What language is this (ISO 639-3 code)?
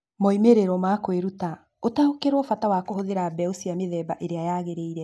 kik